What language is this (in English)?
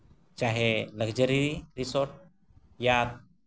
Santali